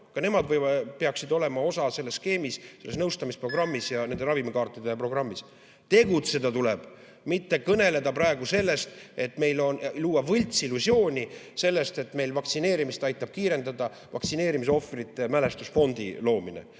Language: Estonian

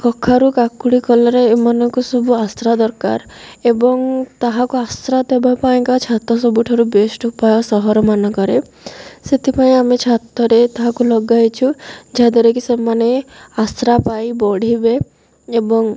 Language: Odia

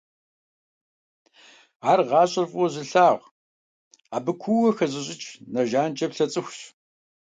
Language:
Kabardian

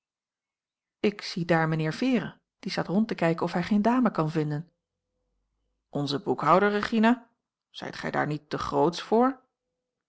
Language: Dutch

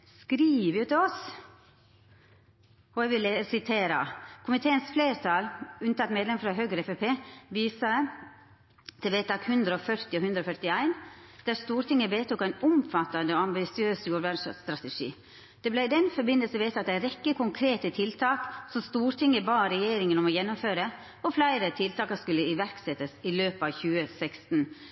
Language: Norwegian Nynorsk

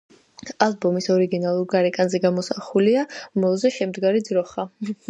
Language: Georgian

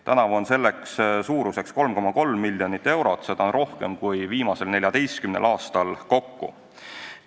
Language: Estonian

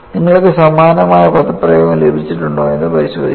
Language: Malayalam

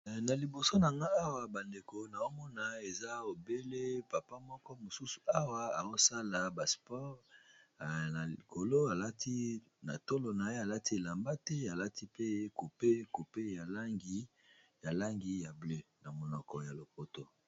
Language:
Lingala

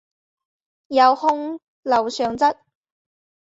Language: Chinese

